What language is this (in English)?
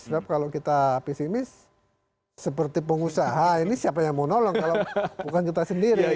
Indonesian